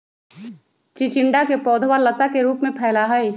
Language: Magahi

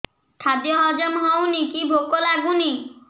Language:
Odia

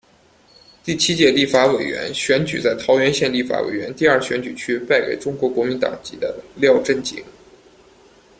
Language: Chinese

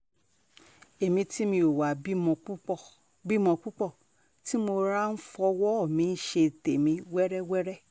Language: Yoruba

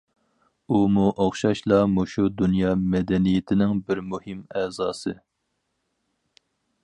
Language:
Uyghur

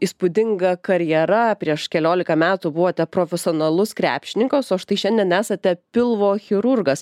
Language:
Lithuanian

